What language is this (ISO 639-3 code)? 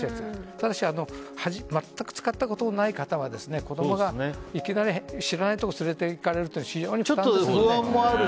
jpn